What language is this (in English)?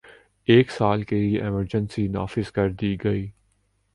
Urdu